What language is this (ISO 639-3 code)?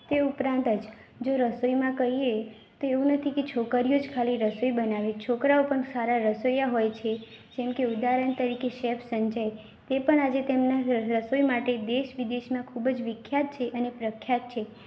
guj